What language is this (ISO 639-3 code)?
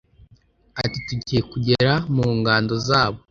kin